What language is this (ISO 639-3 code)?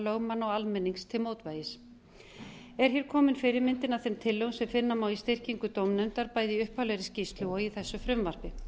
isl